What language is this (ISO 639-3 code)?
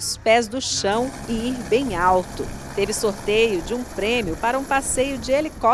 por